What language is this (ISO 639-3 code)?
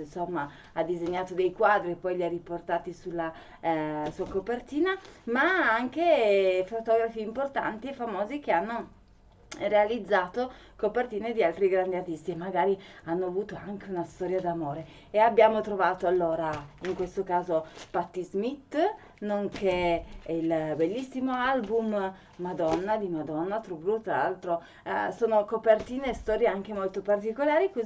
ita